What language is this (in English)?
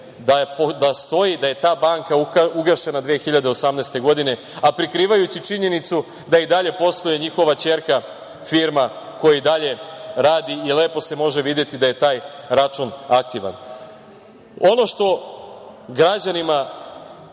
Serbian